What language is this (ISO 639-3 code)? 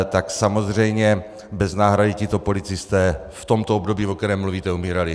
ces